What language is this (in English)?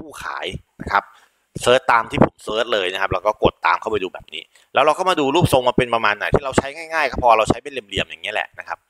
Thai